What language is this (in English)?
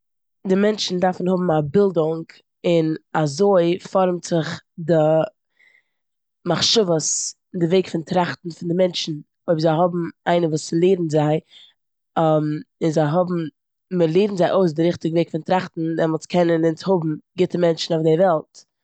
Yiddish